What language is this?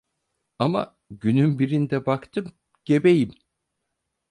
Turkish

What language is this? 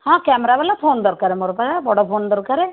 Odia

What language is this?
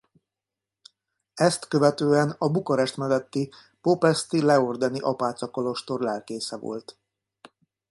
Hungarian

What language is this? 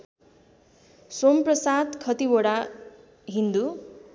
Nepali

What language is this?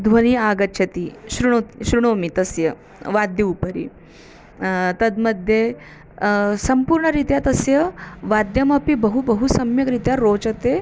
Sanskrit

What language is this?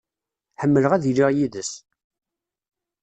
Kabyle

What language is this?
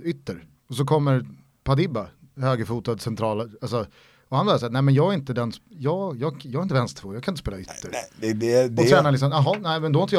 Swedish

